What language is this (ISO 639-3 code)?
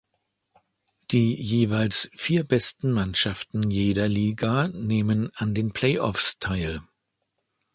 deu